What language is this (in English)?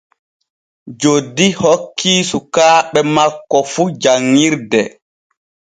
Borgu Fulfulde